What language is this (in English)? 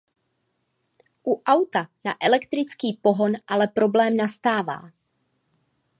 Czech